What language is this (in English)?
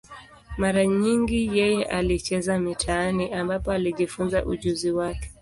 Swahili